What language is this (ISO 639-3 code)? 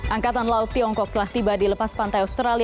ind